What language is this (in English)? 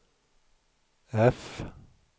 Swedish